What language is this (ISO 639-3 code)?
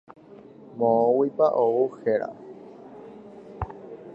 grn